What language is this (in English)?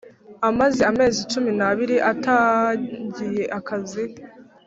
Kinyarwanda